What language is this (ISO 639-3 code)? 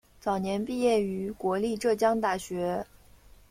zho